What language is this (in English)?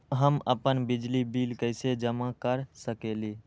Magahi